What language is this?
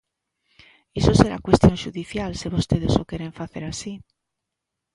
Galician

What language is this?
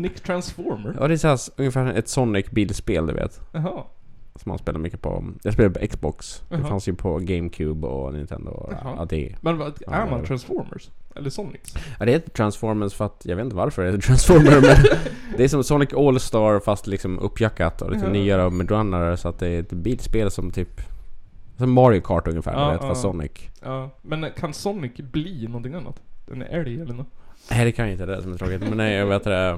Swedish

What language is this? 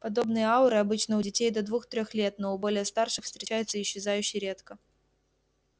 Russian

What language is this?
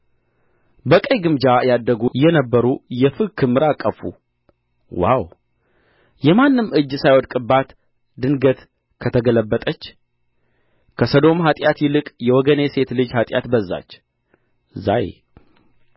Amharic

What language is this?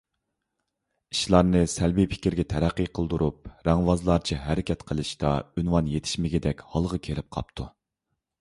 Uyghur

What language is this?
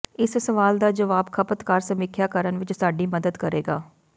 Punjabi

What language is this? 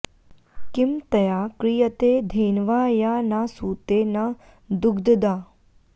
Sanskrit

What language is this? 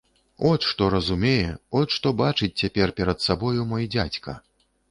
Belarusian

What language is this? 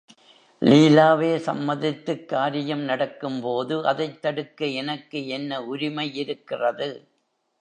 Tamil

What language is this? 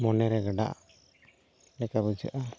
Santali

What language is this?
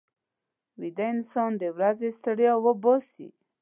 Pashto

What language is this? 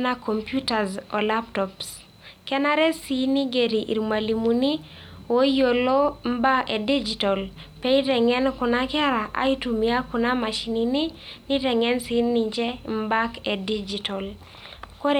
Masai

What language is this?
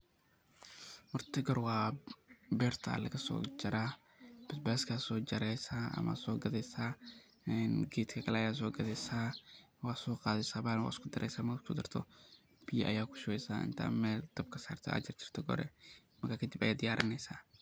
Somali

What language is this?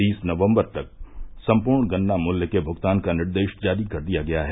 Hindi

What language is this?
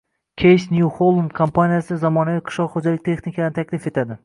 Uzbek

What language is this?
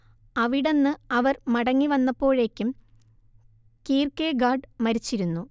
Malayalam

